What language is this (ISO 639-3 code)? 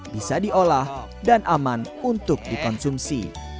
ind